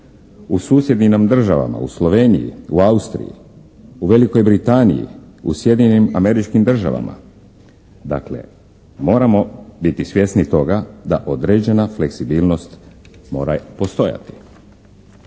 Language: Croatian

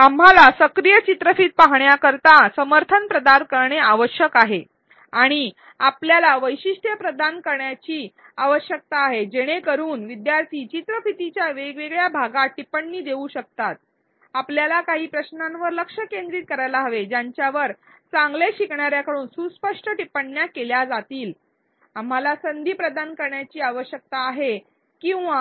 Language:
Marathi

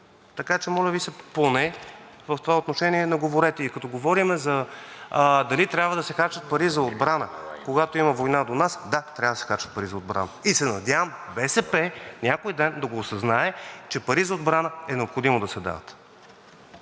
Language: Bulgarian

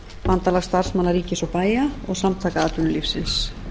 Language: Icelandic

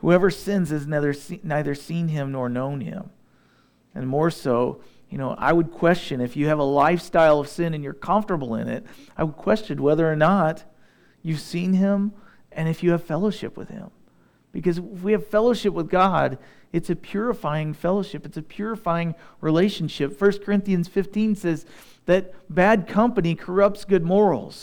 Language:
English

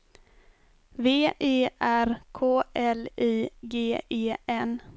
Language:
Swedish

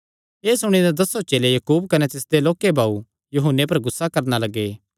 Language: Kangri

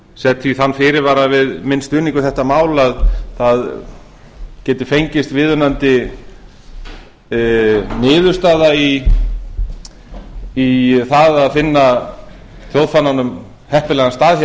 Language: Icelandic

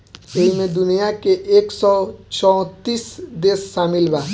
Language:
Bhojpuri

